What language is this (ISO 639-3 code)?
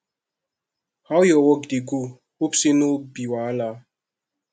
pcm